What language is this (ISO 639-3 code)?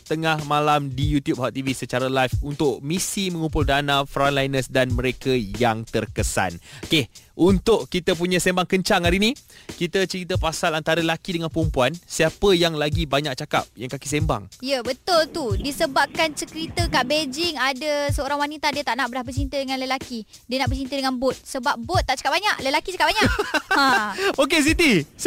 msa